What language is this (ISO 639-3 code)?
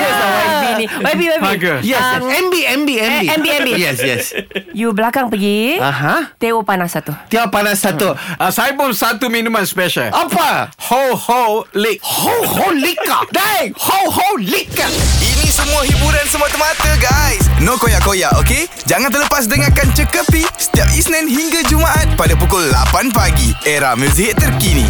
msa